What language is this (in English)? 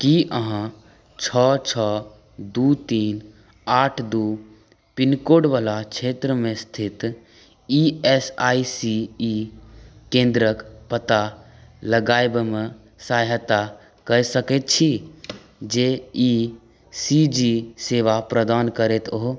Maithili